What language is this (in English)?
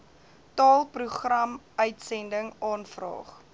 Afrikaans